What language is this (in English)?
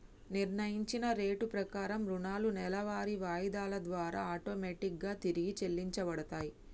Telugu